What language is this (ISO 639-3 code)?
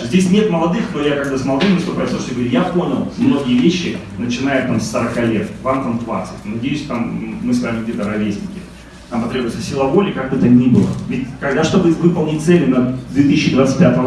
rus